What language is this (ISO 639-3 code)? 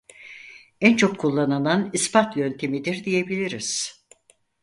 tur